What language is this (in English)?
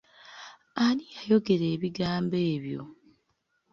Ganda